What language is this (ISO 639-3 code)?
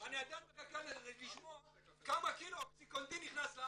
heb